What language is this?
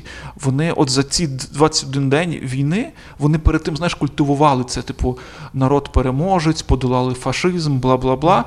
Ukrainian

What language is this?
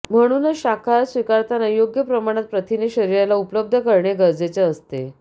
Marathi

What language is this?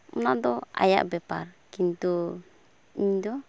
Santali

